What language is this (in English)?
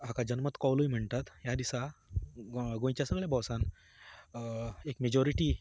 Konkani